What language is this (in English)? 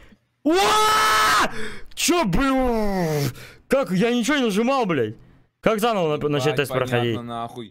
Russian